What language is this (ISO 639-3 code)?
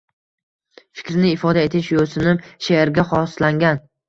uzb